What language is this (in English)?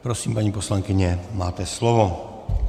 Czech